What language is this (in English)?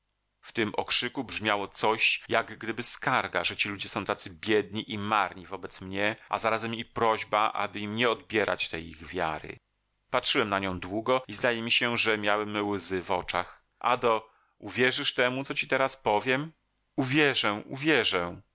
Polish